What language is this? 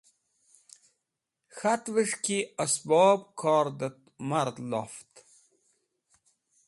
Wakhi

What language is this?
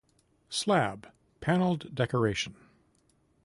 English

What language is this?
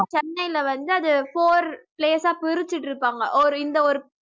Tamil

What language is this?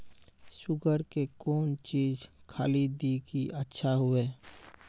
Maithili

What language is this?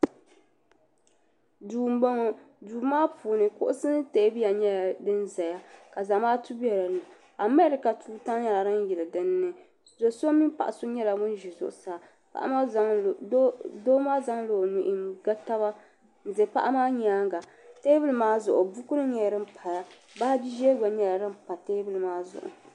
Dagbani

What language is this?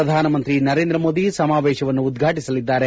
Kannada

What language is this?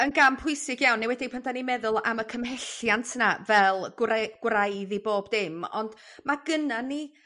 Welsh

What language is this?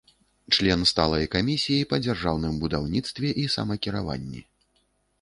Belarusian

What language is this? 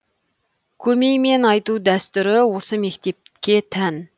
Kazakh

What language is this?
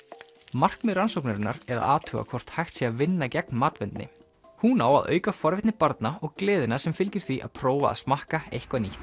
Icelandic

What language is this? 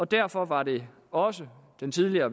Danish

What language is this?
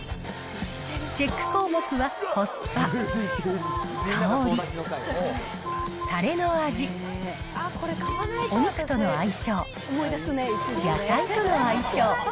Japanese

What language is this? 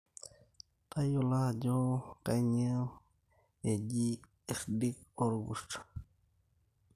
Masai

